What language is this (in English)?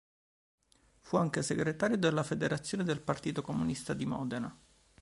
Italian